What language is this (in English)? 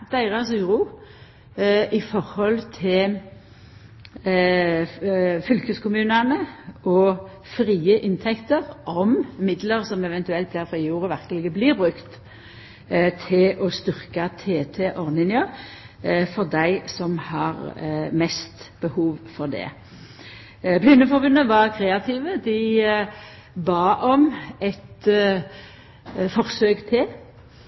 Norwegian Nynorsk